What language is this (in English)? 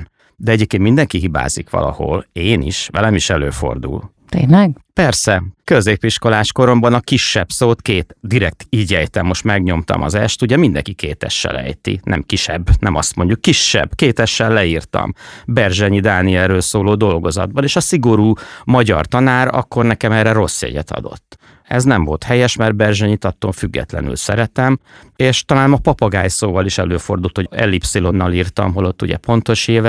Hungarian